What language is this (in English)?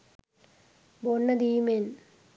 Sinhala